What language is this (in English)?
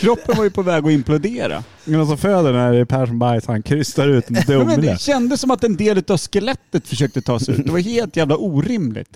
Swedish